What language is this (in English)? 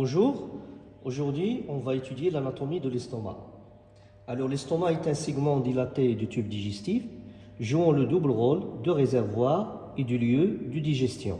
French